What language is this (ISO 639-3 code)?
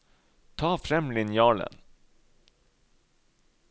nor